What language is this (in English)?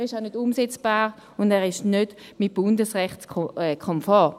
Swiss German